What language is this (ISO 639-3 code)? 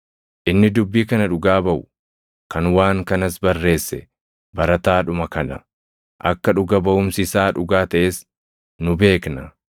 orm